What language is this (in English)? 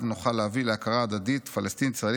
Hebrew